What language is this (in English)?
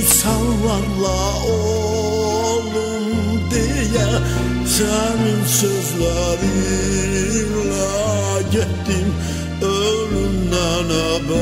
Turkish